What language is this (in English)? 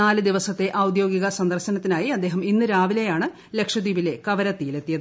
Malayalam